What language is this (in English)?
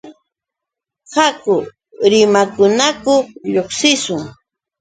Yauyos Quechua